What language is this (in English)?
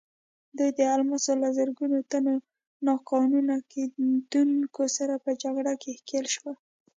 Pashto